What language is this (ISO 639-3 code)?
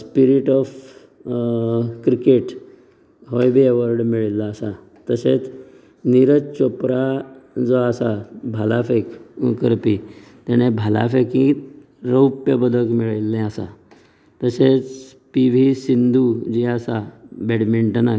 kok